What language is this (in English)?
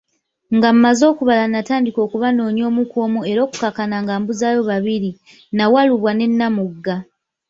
Ganda